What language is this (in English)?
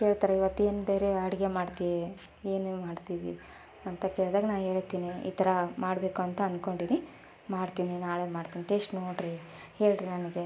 Kannada